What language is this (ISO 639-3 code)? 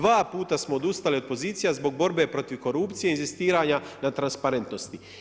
hrv